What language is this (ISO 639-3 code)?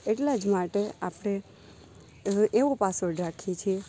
guj